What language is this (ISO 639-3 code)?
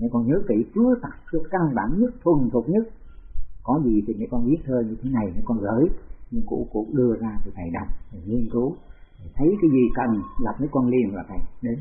vie